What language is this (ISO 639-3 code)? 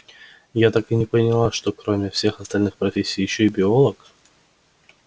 rus